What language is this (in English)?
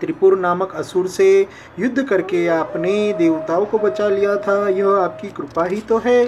Hindi